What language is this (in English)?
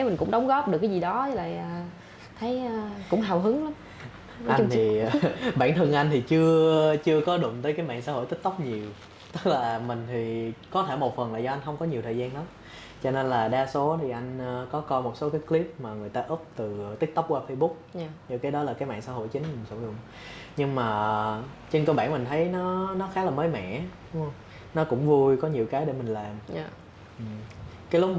Vietnamese